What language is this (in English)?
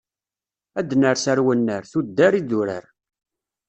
Kabyle